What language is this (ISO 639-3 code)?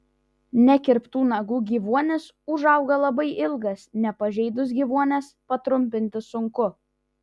lit